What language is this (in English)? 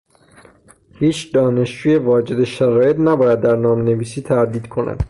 Persian